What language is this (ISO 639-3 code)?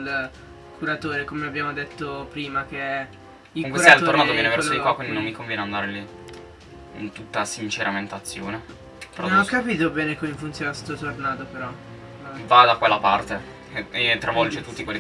ita